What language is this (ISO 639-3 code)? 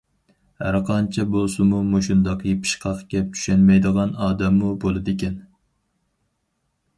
uig